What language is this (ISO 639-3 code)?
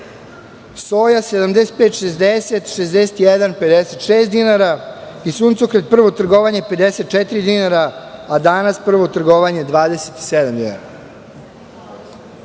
srp